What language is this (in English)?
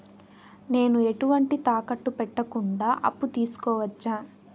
Telugu